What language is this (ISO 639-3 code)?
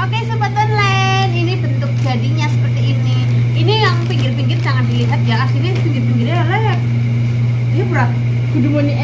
ind